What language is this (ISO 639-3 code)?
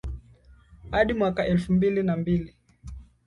swa